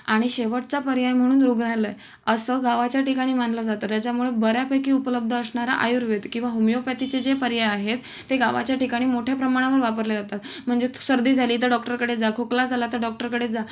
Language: Marathi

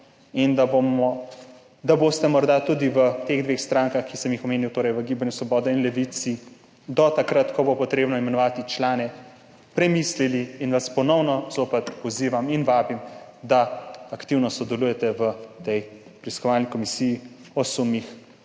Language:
Slovenian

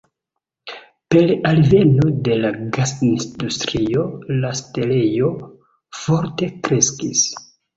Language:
Esperanto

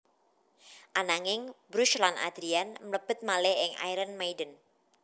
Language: Javanese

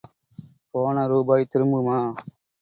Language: Tamil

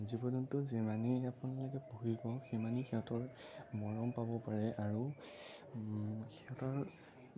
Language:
Assamese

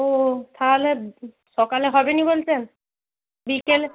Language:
Bangla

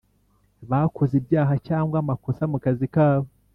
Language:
Kinyarwanda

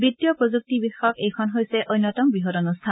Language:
Assamese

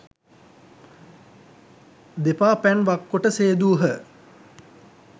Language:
Sinhala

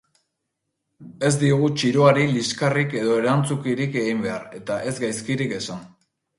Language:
Basque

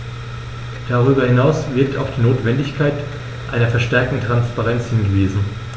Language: German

